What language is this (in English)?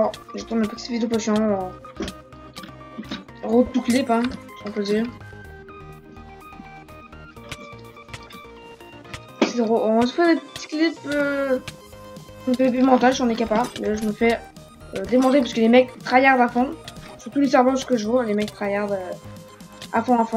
French